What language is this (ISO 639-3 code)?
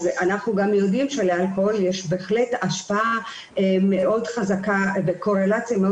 heb